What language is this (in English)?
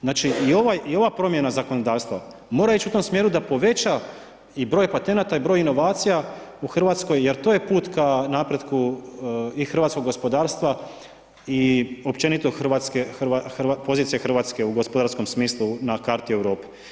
Croatian